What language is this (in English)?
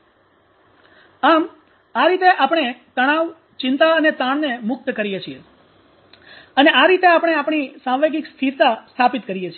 Gujarati